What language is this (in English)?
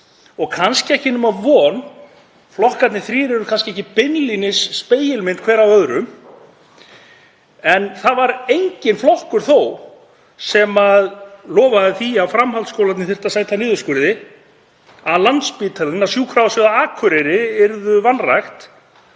Icelandic